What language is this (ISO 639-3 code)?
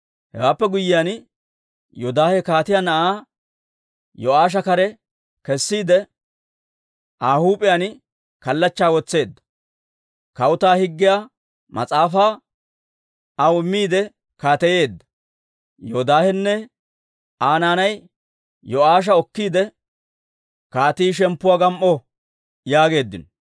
dwr